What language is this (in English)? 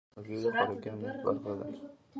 Pashto